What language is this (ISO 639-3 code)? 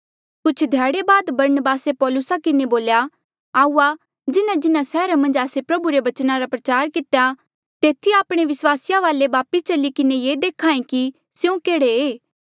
mjl